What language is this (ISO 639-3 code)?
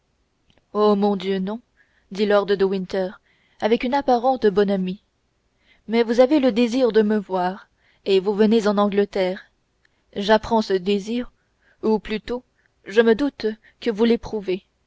fra